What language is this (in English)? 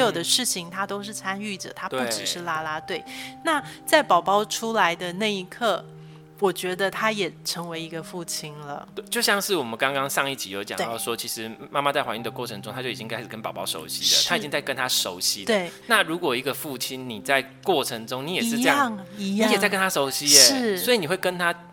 Chinese